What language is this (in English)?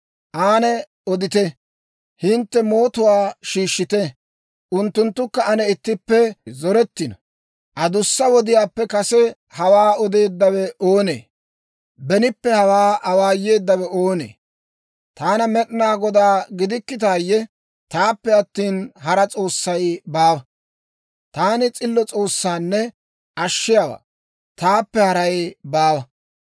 Dawro